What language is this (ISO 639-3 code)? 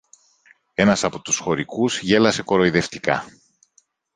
ell